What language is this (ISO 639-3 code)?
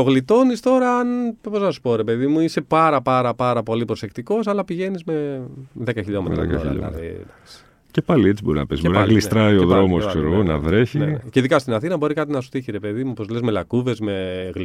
ell